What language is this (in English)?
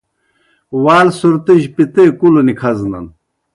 Kohistani Shina